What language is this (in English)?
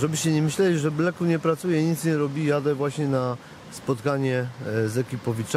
Polish